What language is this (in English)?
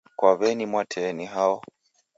Taita